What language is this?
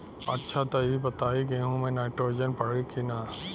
Bhojpuri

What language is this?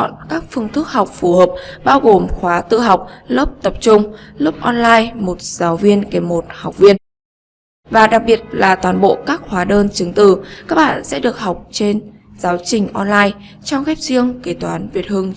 Vietnamese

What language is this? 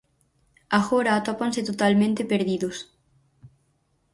Galician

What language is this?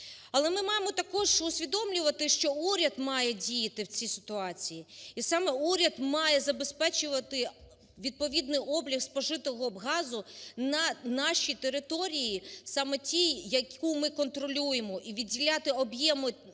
Ukrainian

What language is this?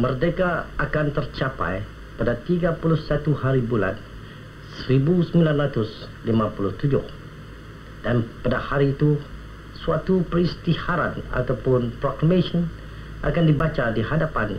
Malay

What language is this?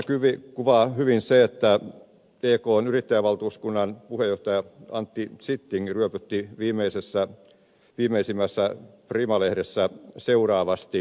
Finnish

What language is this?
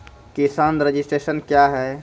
Maithili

